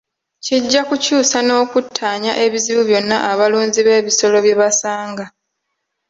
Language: Ganda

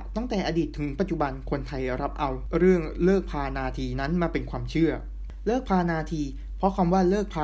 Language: Thai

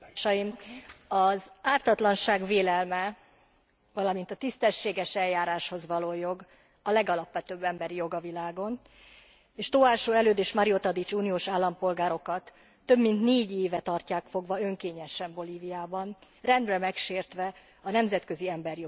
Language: Hungarian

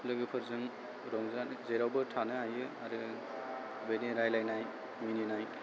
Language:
Bodo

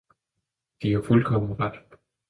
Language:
Danish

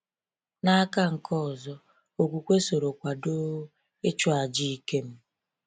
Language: Igbo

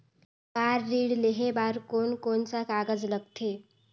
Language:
Chhattisgarhi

